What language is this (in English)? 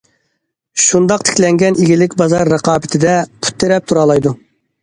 Uyghur